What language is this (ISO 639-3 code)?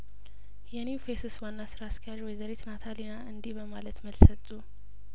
amh